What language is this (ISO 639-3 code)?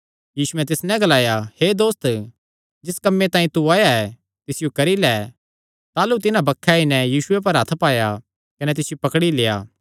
xnr